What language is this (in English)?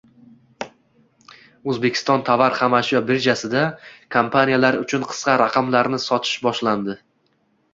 Uzbek